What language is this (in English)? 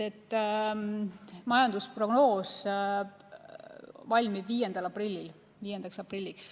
Estonian